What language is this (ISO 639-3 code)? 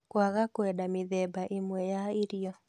kik